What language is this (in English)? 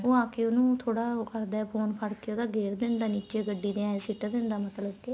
Punjabi